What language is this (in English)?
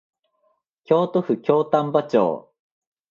Japanese